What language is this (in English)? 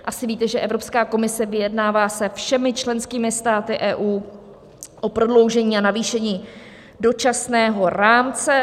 Czech